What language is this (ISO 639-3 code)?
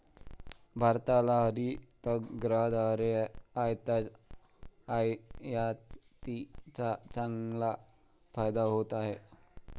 mar